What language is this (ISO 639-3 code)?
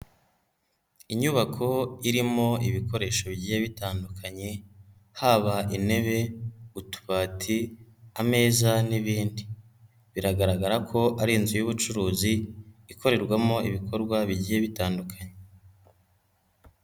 kin